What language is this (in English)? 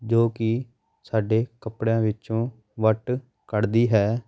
Punjabi